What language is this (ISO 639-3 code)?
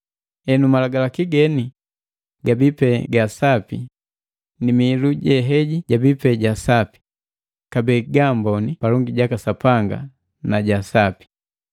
mgv